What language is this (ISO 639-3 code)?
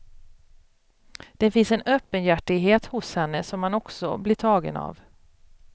swe